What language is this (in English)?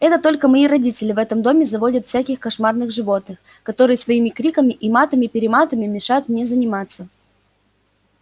Russian